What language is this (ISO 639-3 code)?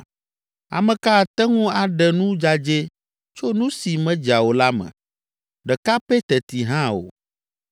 ewe